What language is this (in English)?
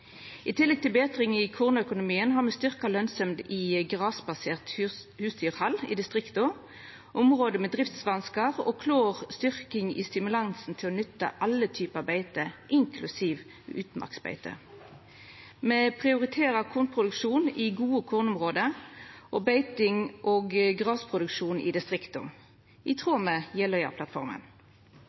Norwegian Nynorsk